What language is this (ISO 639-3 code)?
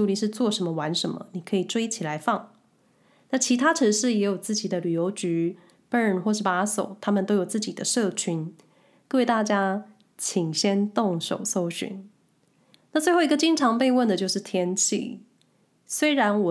zho